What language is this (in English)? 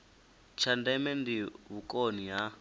Venda